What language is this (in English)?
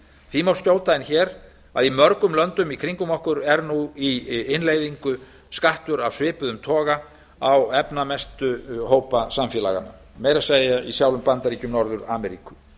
Icelandic